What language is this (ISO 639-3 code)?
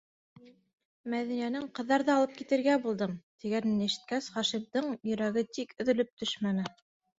bak